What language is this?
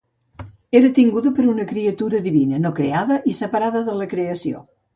Catalan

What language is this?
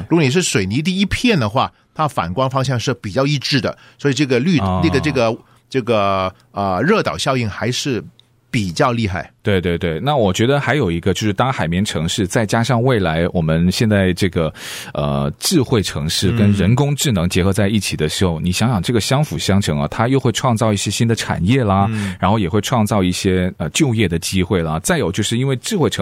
Chinese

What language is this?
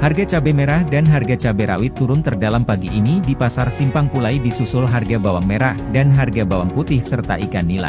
Indonesian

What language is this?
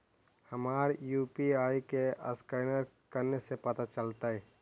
Magahi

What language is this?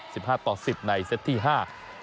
Thai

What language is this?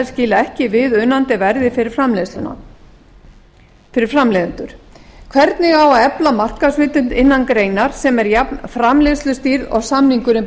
Icelandic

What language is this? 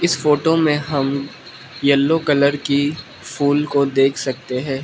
Hindi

